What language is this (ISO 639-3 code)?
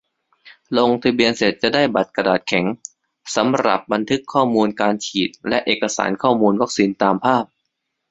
tha